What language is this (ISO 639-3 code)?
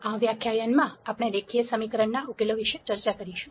guj